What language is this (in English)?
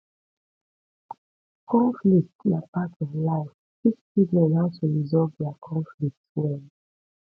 Nigerian Pidgin